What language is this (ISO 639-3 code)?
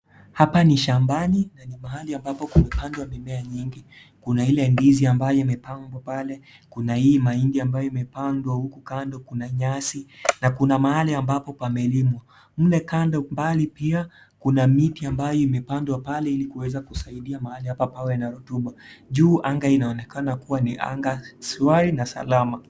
swa